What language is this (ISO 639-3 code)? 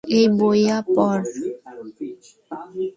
ben